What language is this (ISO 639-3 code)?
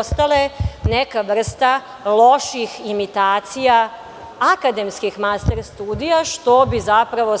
srp